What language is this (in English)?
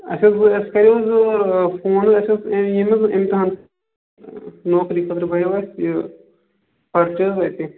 Kashmiri